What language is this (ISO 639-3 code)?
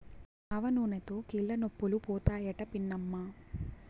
tel